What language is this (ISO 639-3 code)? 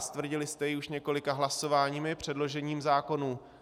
ces